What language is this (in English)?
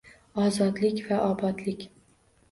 Uzbek